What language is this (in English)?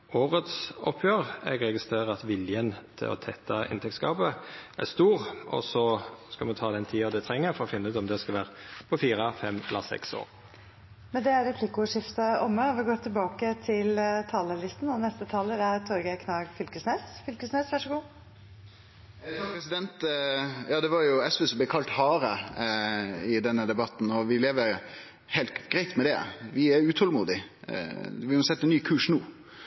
Norwegian Nynorsk